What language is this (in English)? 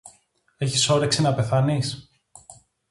Greek